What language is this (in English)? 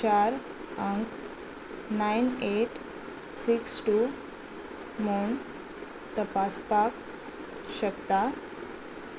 Konkani